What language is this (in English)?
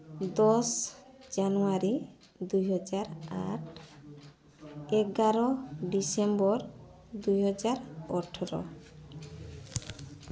Odia